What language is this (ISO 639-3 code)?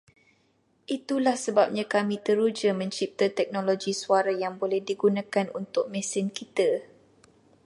msa